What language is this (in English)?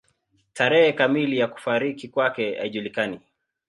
Swahili